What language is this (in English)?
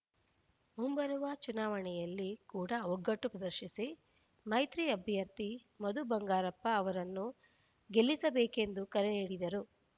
Kannada